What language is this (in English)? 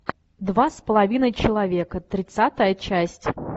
Russian